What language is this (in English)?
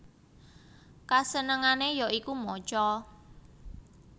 Javanese